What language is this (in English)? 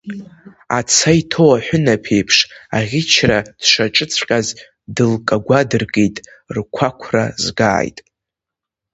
Abkhazian